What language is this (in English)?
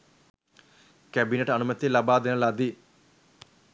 Sinhala